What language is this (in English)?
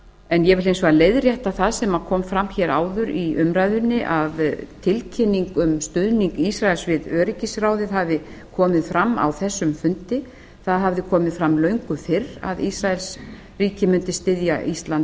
Icelandic